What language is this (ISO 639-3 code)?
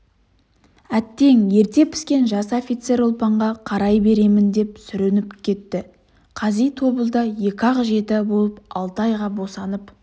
kaz